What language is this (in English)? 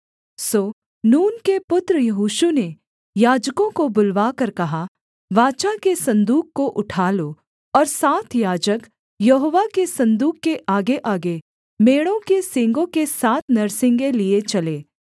Hindi